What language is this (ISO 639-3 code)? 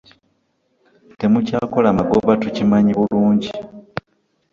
lug